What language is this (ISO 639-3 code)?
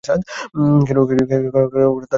ben